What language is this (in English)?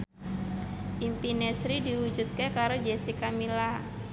Javanese